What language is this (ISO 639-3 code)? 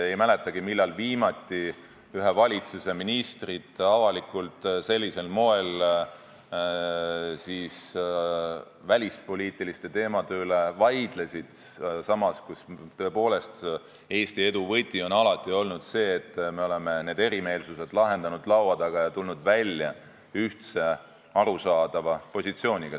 est